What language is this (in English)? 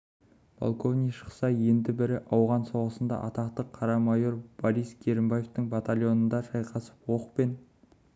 Kazakh